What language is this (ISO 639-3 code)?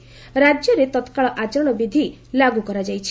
ori